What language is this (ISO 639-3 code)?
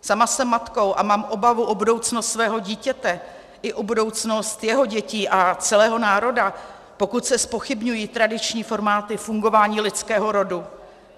ces